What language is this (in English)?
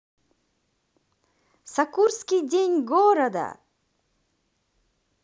Russian